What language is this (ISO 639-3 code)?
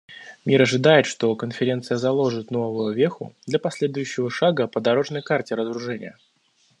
rus